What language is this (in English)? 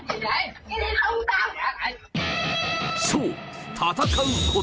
Japanese